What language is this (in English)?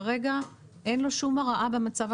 Hebrew